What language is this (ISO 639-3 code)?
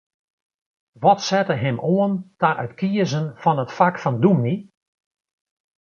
fry